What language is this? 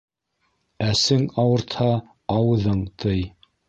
Bashkir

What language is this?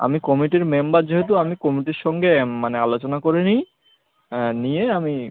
Bangla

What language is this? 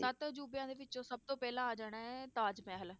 Punjabi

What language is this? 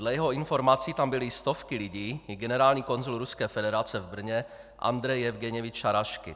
Czech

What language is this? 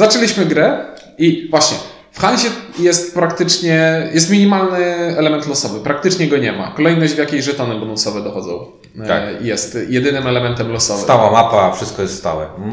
Polish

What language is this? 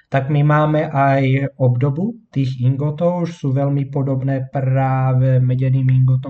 Slovak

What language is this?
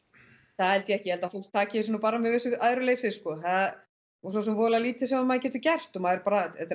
Icelandic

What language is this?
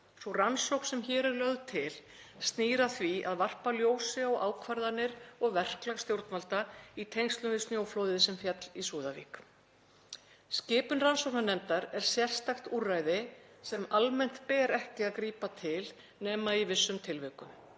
Icelandic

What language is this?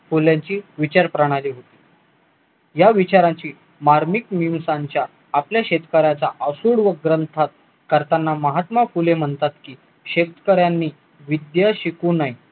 Marathi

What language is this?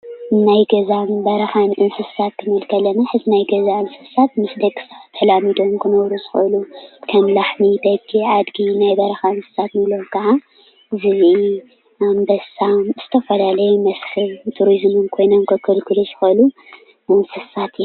Tigrinya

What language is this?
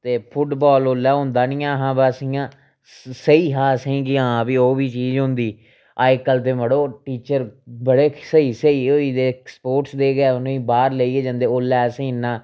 Dogri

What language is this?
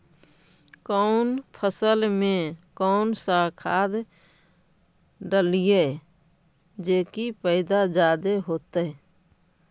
Magahi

